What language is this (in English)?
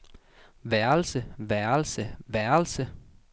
Danish